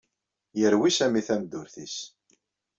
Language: Kabyle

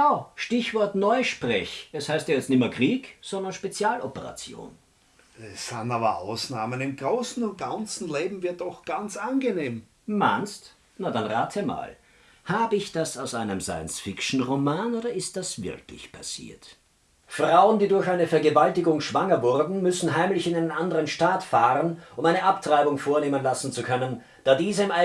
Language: German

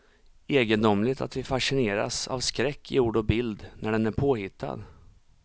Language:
Swedish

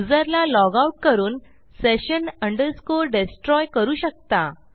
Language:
Marathi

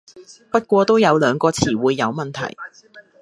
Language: Cantonese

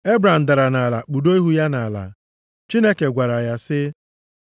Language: Igbo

